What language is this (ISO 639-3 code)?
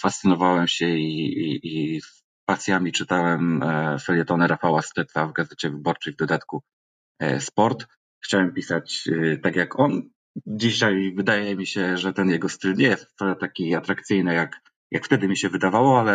pol